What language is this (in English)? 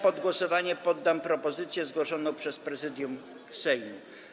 Polish